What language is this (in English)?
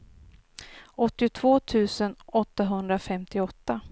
Swedish